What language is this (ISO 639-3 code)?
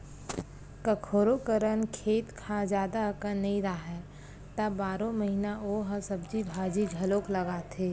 hne